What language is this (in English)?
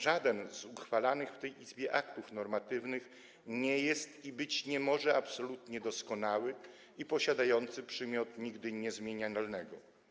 Polish